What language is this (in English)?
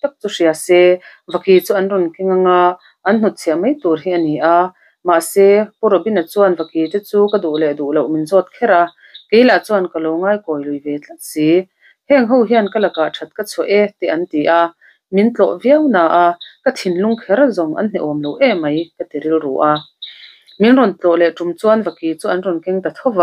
Arabic